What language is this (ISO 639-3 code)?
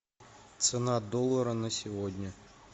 rus